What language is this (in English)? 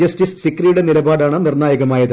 Malayalam